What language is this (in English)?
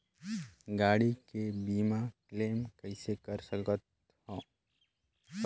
Chhattisgarhi